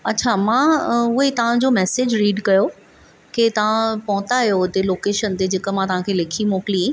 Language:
Sindhi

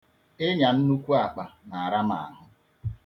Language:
Igbo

